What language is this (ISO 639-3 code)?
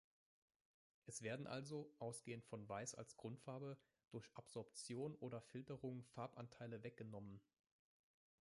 deu